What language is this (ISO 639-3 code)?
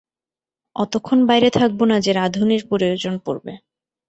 ben